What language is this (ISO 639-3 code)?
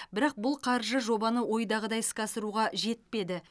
kaz